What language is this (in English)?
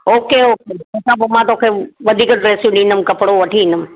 Sindhi